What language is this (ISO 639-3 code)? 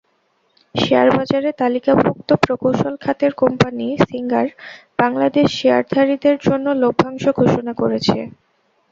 ben